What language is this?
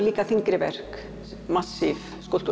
Icelandic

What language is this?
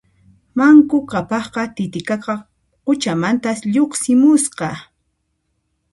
Puno Quechua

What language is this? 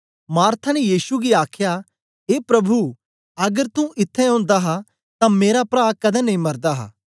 Dogri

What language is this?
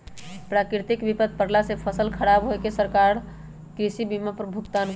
Magahi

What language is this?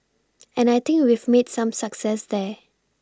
English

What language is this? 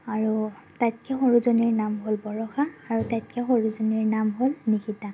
Assamese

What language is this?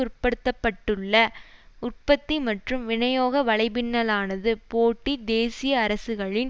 Tamil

